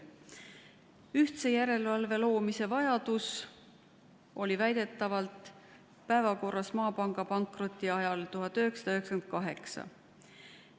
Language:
Estonian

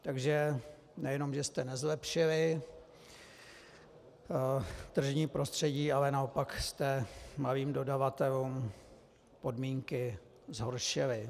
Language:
Czech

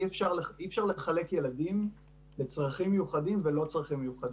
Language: Hebrew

